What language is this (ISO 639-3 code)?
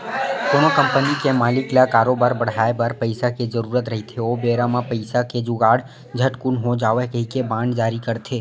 hne